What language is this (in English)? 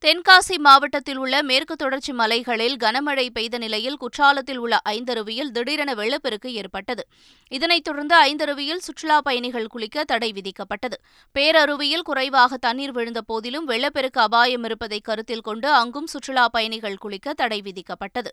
Tamil